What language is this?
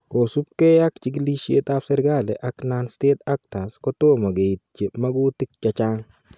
Kalenjin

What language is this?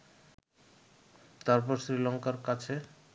Bangla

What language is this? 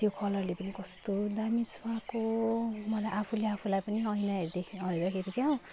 Nepali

